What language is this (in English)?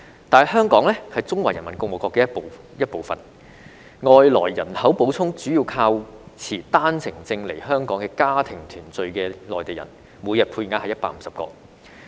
Cantonese